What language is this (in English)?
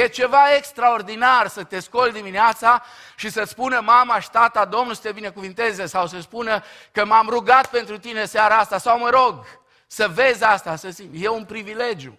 Romanian